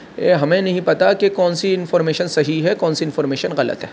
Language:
Urdu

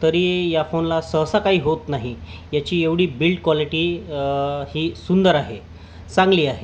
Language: Marathi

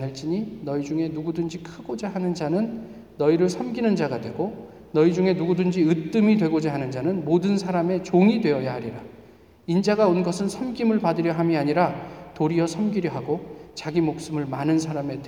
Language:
Korean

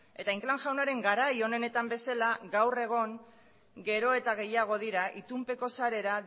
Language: Basque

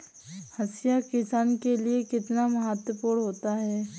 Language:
Hindi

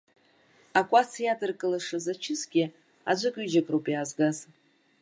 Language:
Abkhazian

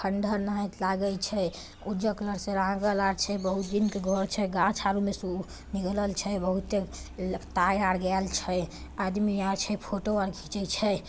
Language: Magahi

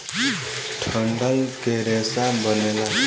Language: Bhojpuri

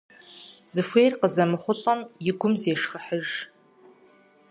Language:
Kabardian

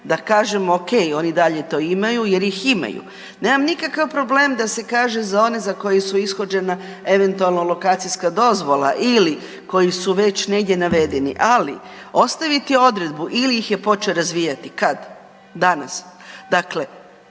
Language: Croatian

